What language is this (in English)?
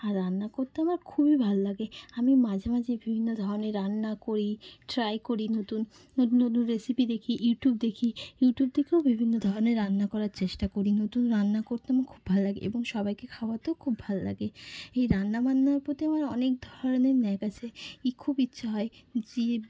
Bangla